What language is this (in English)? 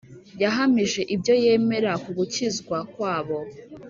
Kinyarwanda